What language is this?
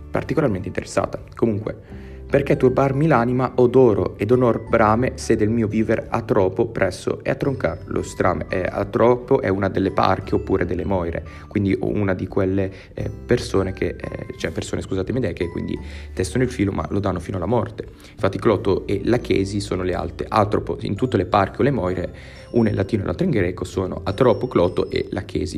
Italian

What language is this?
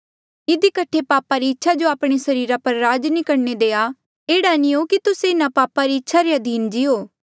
Mandeali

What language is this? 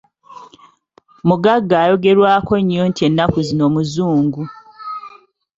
Ganda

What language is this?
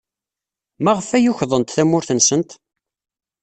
Kabyle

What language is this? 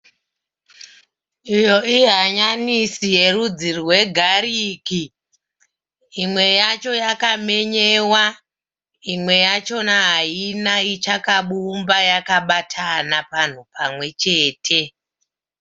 Shona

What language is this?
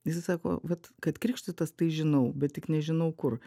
Lithuanian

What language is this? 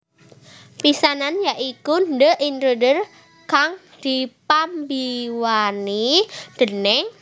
Javanese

